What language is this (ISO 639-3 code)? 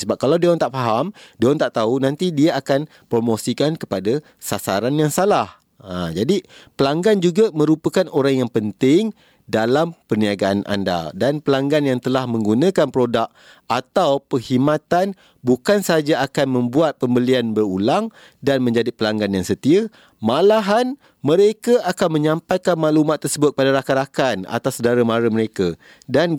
msa